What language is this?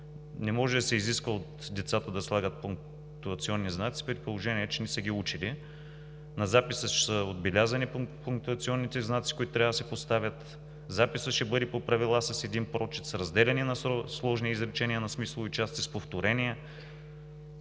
Bulgarian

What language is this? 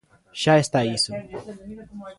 Galician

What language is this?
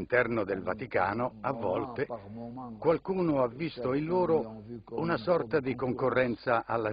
Italian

